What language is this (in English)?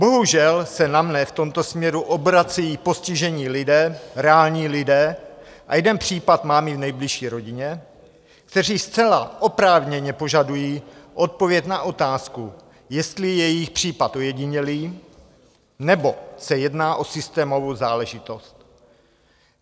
Czech